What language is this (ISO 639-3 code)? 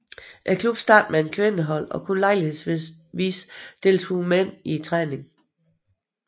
dan